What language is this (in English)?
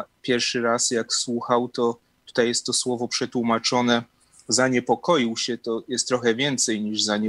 Polish